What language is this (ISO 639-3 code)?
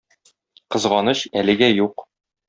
tat